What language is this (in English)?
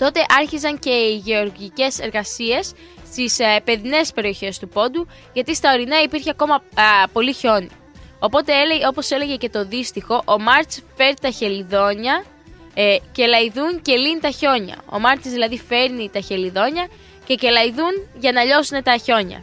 Greek